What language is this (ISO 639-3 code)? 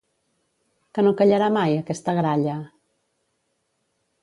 cat